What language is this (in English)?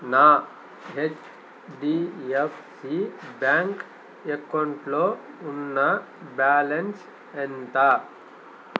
Telugu